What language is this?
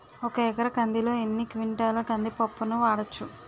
Telugu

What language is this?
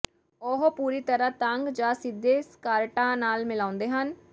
Punjabi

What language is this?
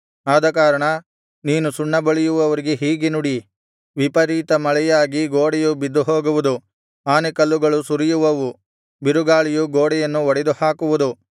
Kannada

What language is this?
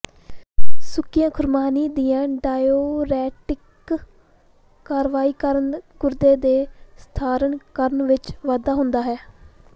Punjabi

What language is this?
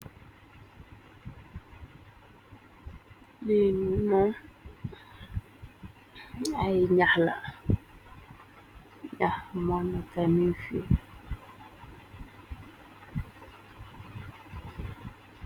Wolof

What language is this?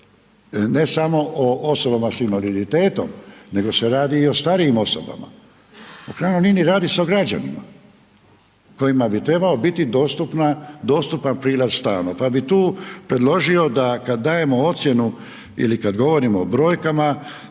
Croatian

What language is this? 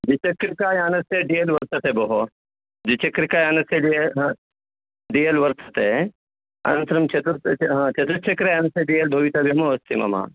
Sanskrit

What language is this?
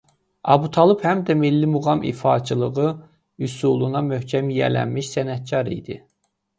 Azerbaijani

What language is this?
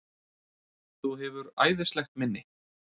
Icelandic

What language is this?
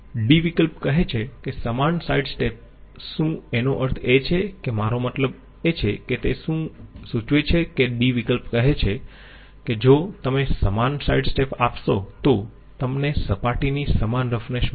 Gujarati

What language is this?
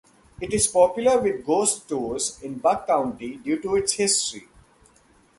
English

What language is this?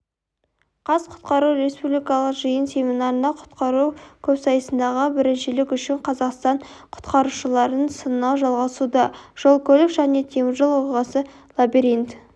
Kazakh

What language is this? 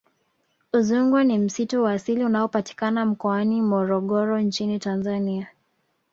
Swahili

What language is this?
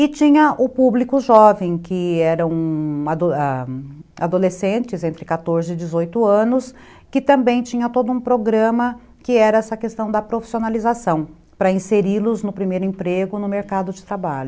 Portuguese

